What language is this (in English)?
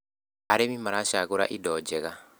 Kikuyu